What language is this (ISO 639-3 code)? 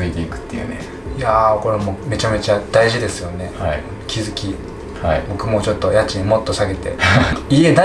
jpn